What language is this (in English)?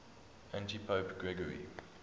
English